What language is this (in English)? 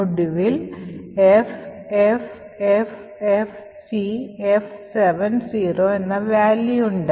Malayalam